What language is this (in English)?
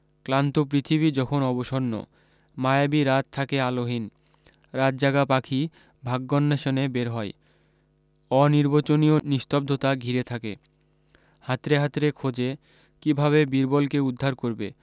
Bangla